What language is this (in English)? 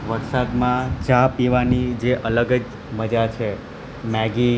Gujarati